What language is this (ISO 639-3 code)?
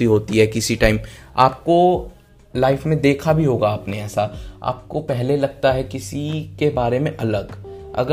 hin